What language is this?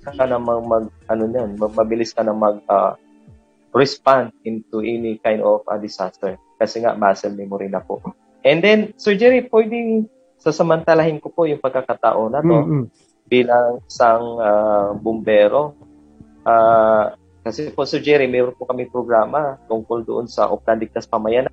Filipino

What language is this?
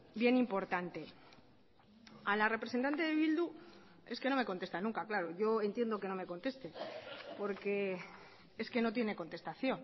Spanish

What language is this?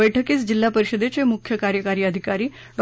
Marathi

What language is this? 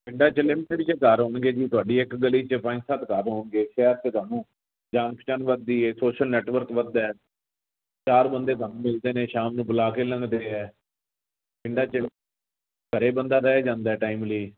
Punjabi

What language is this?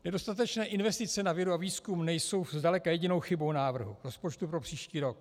Czech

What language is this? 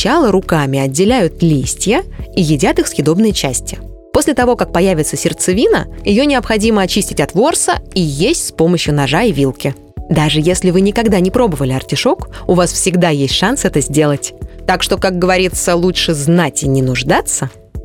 Russian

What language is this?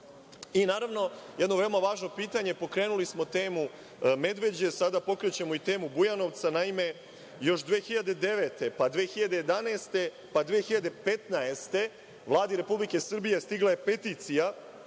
Serbian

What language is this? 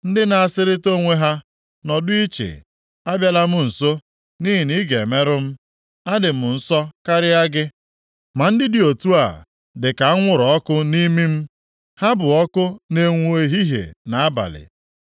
Igbo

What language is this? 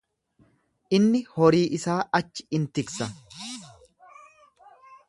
Oromo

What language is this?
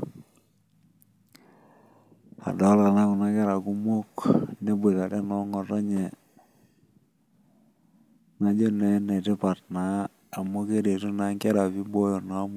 Masai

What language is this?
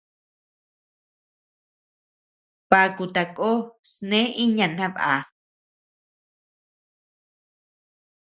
Tepeuxila Cuicatec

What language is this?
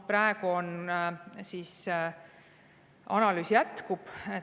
Estonian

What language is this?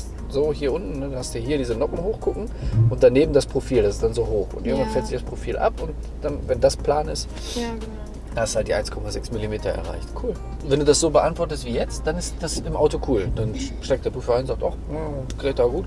German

